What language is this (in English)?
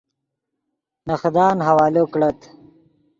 Yidgha